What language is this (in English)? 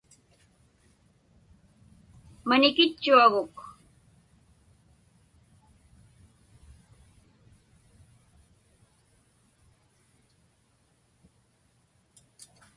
Inupiaq